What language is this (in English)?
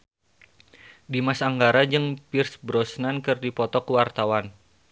Sundanese